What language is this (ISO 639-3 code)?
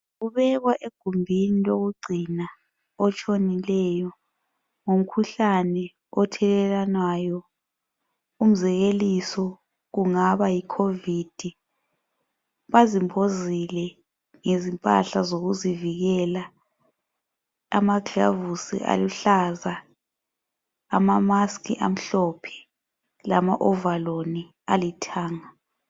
nde